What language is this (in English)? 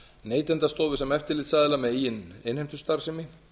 Icelandic